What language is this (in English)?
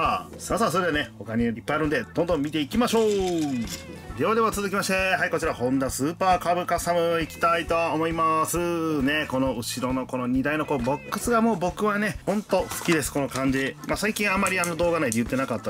Japanese